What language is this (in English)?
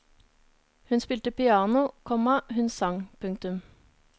Norwegian